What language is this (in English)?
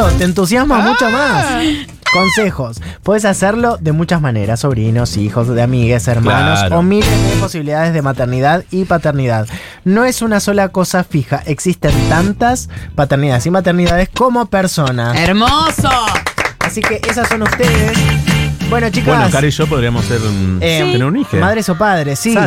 Spanish